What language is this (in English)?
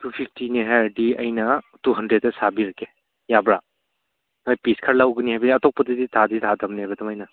Manipuri